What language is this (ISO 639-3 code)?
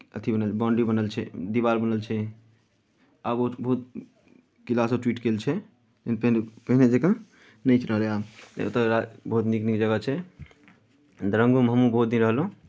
mai